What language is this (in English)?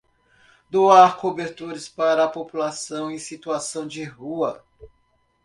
Portuguese